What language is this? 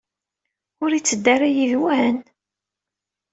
Kabyle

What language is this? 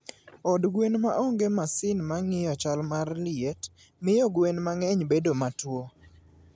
Luo (Kenya and Tanzania)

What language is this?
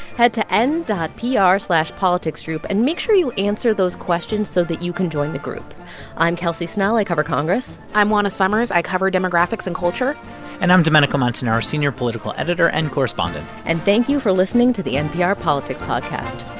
English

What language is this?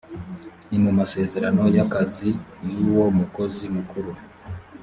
Kinyarwanda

